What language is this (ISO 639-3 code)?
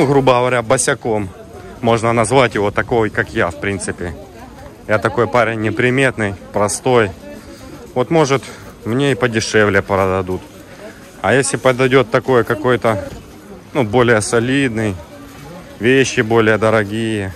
rus